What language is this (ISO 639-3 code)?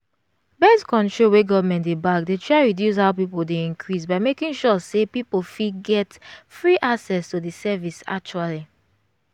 pcm